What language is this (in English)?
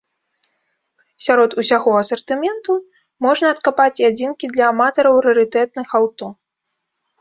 Belarusian